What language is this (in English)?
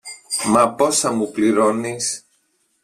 Greek